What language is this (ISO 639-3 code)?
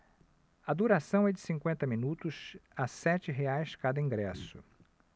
por